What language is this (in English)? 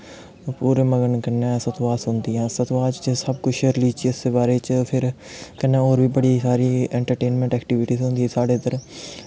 Dogri